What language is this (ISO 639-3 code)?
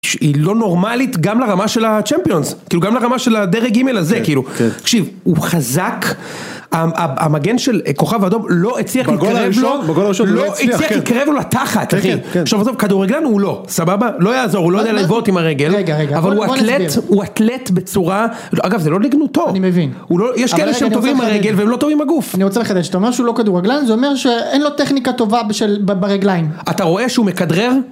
heb